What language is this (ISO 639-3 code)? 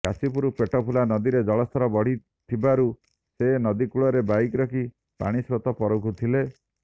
ori